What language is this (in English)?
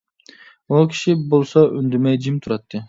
Uyghur